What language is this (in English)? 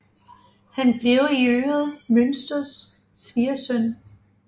Danish